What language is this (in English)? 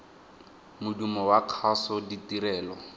Tswana